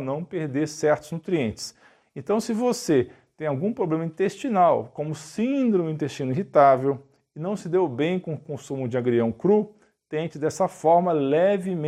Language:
Portuguese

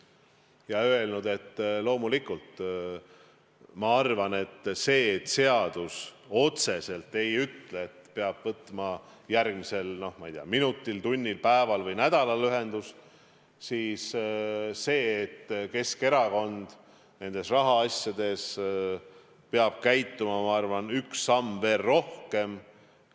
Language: Estonian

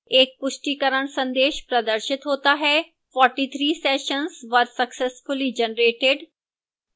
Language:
Hindi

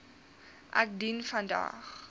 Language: Afrikaans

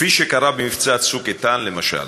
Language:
Hebrew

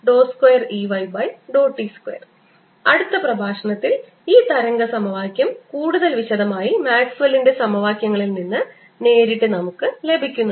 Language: Malayalam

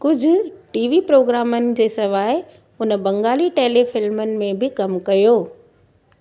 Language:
Sindhi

